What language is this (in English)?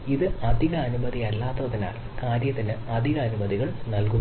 Malayalam